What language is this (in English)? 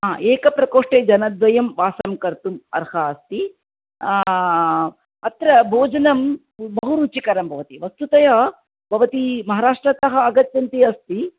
Sanskrit